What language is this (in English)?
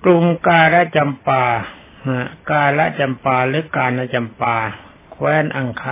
Thai